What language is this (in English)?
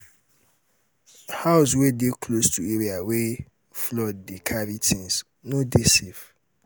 Nigerian Pidgin